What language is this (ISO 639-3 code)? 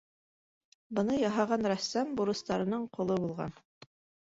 bak